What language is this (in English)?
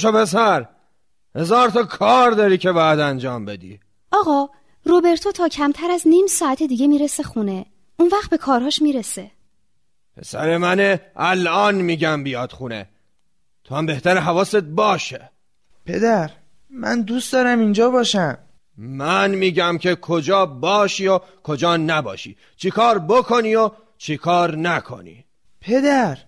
Persian